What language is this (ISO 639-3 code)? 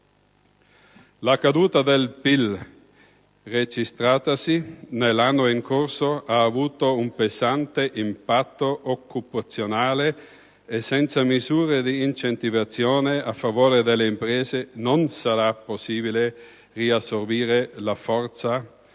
ita